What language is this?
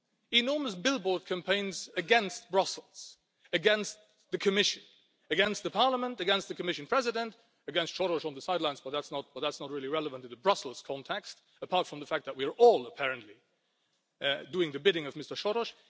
English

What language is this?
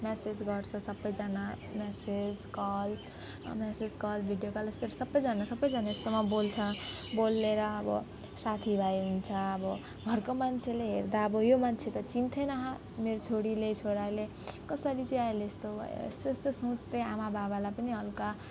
Nepali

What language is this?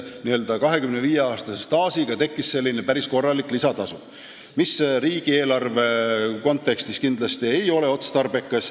Estonian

